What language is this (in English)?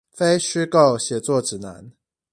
Chinese